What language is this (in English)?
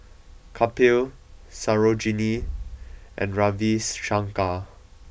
English